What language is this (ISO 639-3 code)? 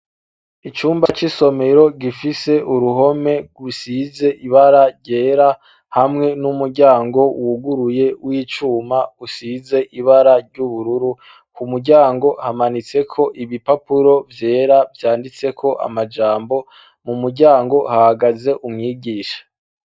run